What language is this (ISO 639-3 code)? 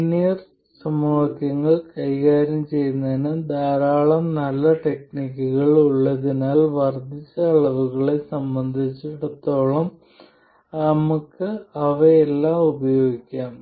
mal